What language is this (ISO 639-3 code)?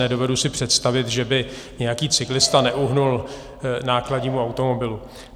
ces